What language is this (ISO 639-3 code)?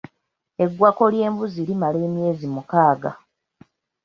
lug